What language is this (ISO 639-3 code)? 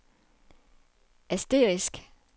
dan